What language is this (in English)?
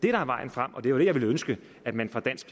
Danish